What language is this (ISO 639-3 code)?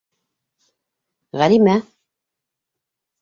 bak